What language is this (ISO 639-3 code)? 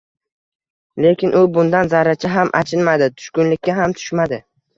uzb